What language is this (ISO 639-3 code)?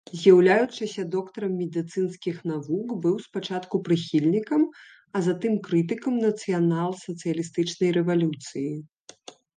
bel